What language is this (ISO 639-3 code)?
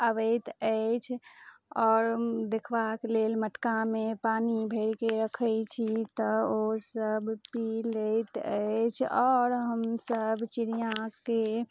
mai